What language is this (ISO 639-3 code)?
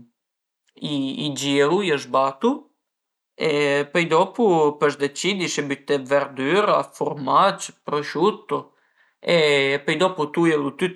pms